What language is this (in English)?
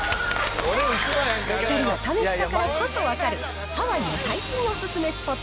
Japanese